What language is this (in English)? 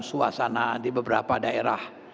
Indonesian